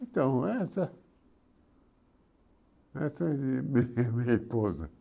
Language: Portuguese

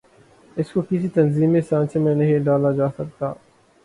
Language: Urdu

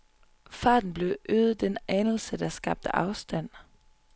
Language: Danish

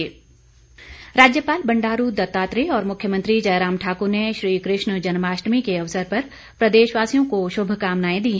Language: Hindi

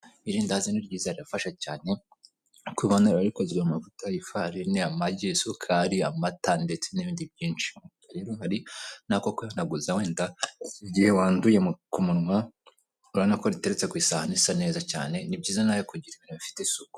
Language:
Kinyarwanda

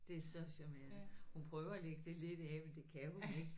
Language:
Danish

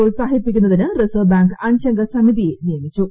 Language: Malayalam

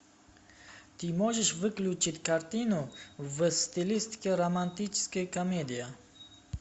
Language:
Russian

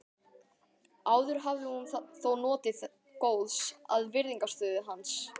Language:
Icelandic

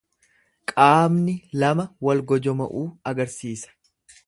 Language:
Oromo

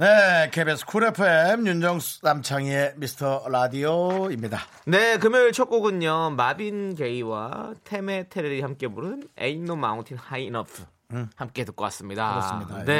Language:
Korean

